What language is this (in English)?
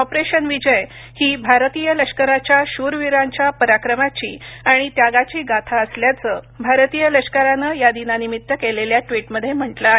Marathi